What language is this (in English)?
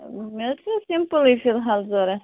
Kashmiri